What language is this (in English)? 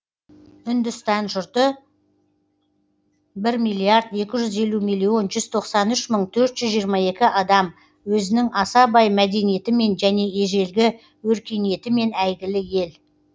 Kazakh